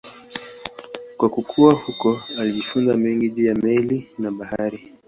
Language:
Swahili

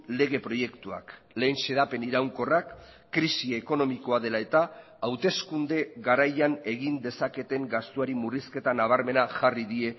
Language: Basque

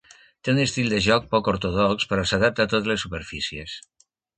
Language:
Catalan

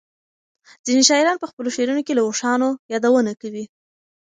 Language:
Pashto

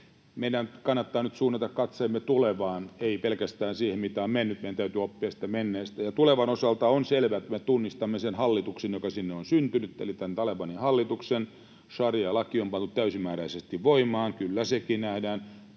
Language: Finnish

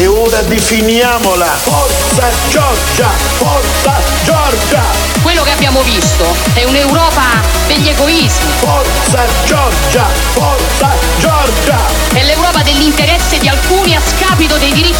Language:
Italian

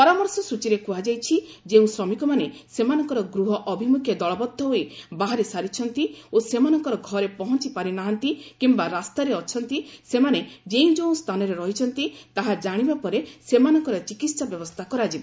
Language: Odia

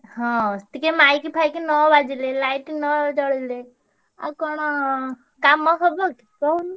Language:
Odia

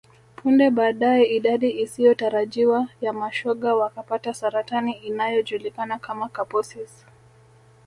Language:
Swahili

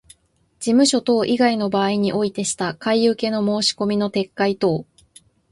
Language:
Japanese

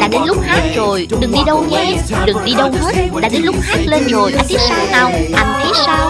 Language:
Vietnamese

